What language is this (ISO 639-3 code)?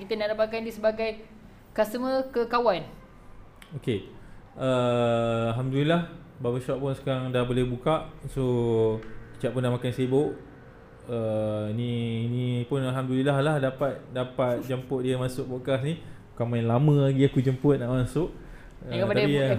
msa